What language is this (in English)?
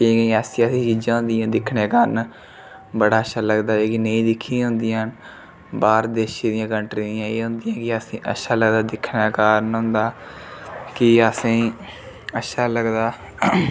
Dogri